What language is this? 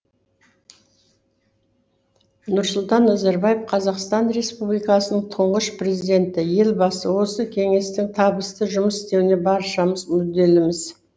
Kazakh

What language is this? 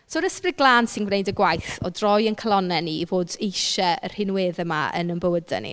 Welsh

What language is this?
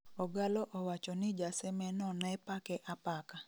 Luo (Kenya and Tanzania)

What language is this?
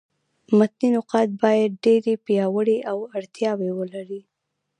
Pashto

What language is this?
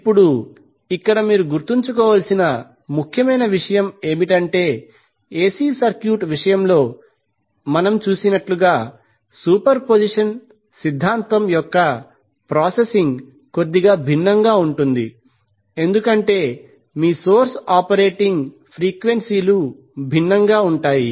Telugu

